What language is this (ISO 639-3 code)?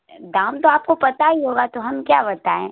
urd